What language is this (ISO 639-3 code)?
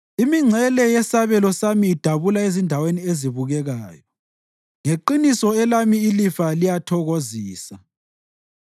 nde